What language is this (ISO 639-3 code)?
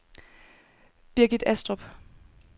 dan